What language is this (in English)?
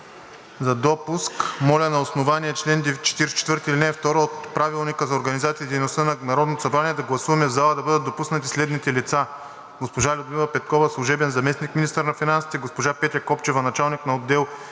Bulgarian